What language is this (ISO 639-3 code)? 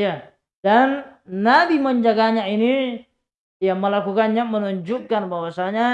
ind